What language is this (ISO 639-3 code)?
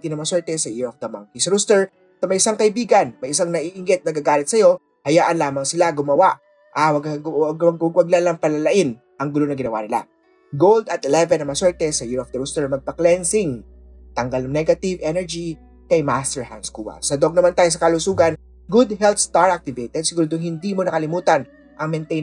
fil